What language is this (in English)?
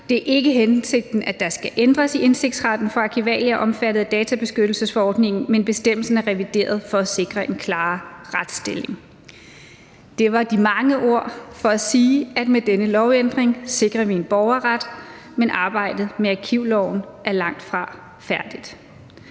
Danish